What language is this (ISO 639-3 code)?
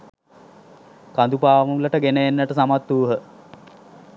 sin